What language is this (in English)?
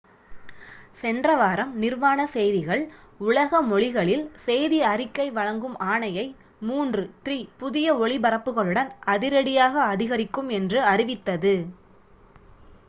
Tamil